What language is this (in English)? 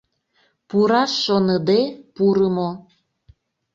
Mari